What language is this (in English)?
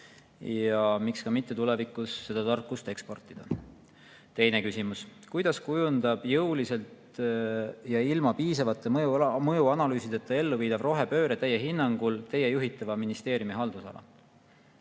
Estonian